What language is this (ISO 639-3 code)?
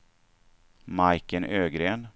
swe